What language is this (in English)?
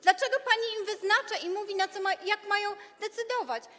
Polish